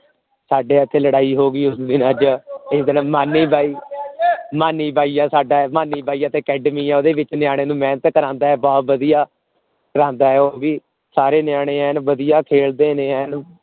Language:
Punjabi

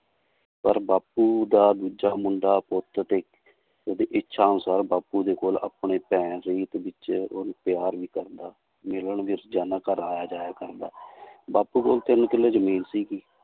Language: Punjabi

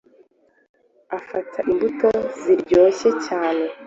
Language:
Kinyarwanda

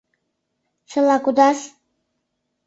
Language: Mari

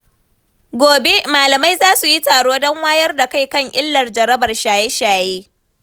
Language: Hausa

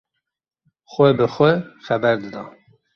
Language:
Kurdish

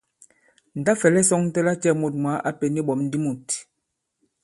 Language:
Bankon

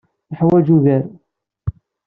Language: Kabyle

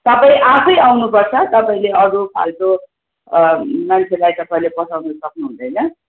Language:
Nepali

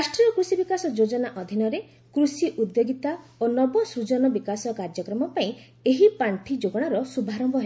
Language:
Odia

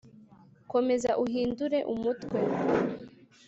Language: Kinyarwanda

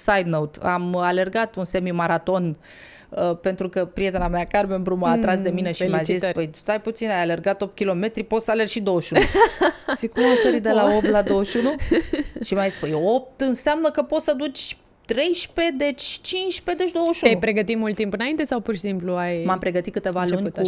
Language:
Romanian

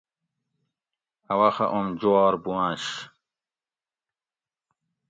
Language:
Gawri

